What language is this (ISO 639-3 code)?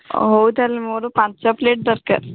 ori